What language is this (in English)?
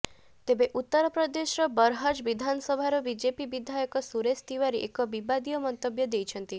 Odia